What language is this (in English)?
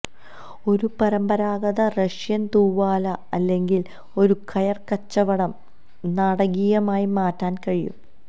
Malayalam